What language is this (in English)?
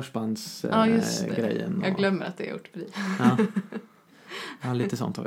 Swedish